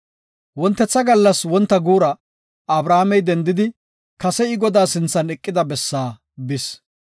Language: Gofa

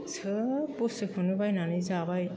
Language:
Bodo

